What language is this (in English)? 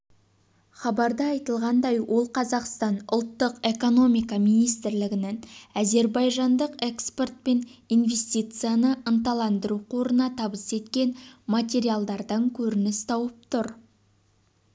Kazakh